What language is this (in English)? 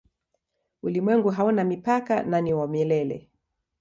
Swahili